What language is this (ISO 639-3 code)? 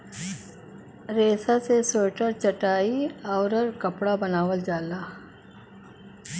bho